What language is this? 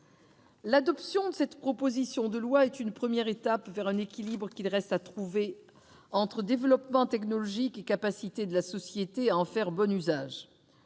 French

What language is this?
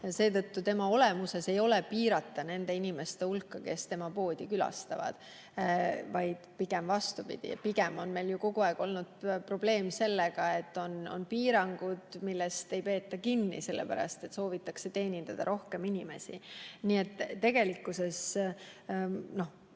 Estonian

